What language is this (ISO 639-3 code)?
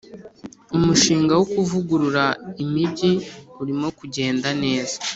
kin